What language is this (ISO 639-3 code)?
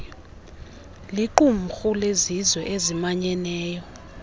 xho